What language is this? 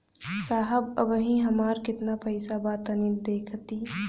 Bhojpuri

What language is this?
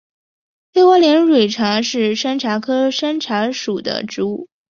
Chinese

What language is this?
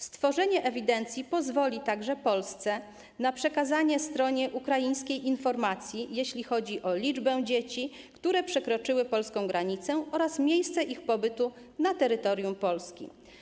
Polish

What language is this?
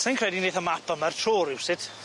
Welsh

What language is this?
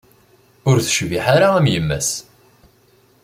Kabyle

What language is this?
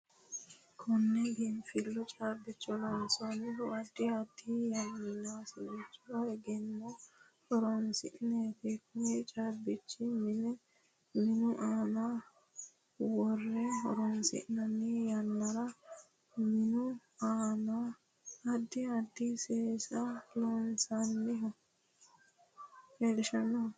Sidamo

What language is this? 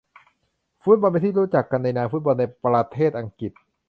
Thai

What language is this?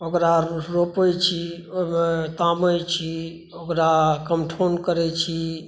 Maithili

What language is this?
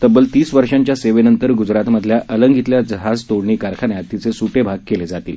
Marathi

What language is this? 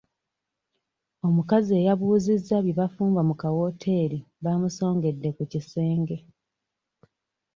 Ganda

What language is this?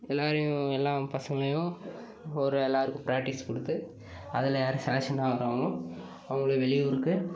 Tamil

